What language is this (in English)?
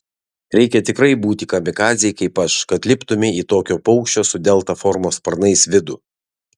Lithuanian